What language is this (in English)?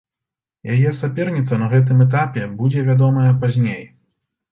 Belarusian